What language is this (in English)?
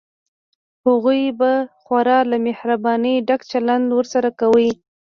Pashto